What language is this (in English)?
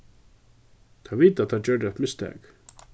Faroese